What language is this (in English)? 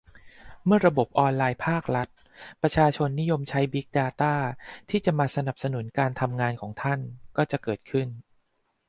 Thai